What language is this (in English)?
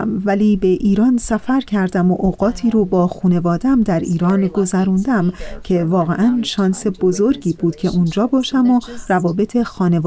Persian